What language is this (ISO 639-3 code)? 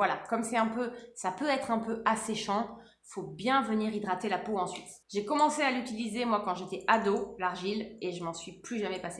fra